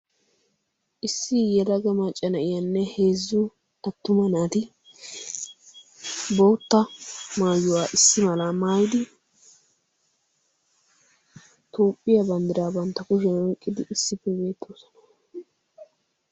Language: Wolaytta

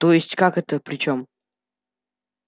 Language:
Russian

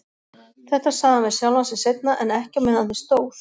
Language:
Icelandic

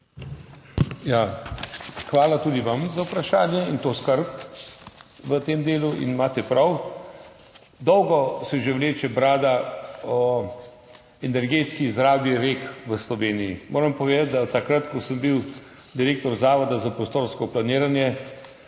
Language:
Slovenian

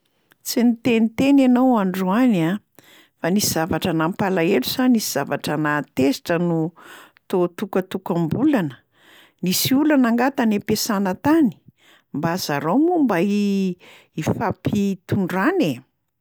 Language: Malagasy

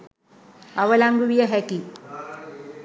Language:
Sinhala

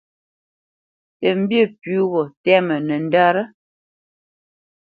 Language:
Bamenyam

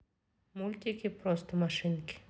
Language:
Russian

